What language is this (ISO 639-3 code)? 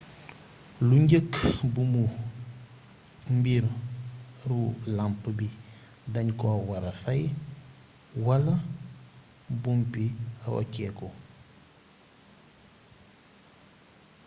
wol